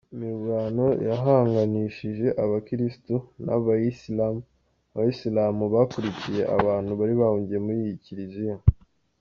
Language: Kinyarwanda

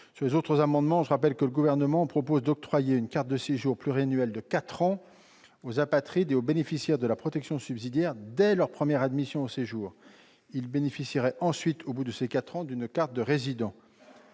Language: French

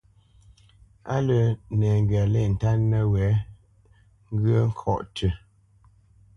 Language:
Bamenyam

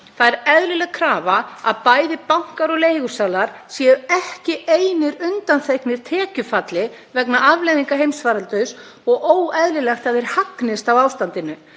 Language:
Icelandic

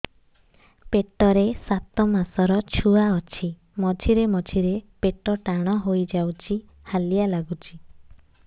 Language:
Odia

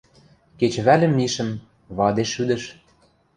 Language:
Western Mari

